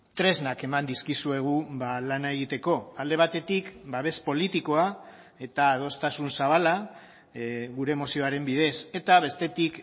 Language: Basque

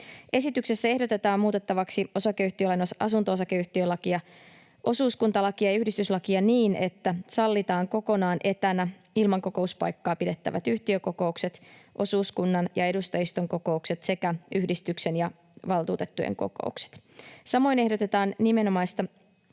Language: Finnish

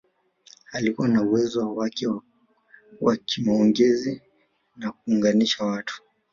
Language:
Swahili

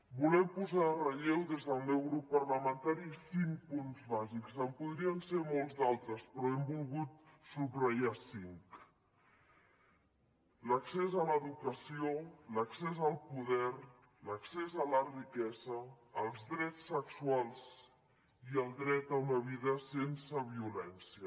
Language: Catalan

